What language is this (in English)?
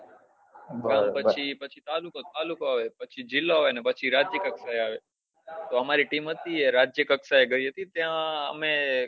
Gujarati